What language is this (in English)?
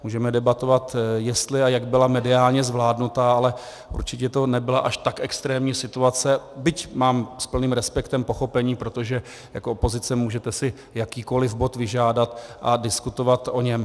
Czech